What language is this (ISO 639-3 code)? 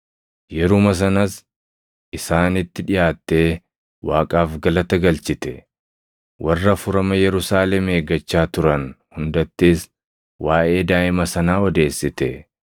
orm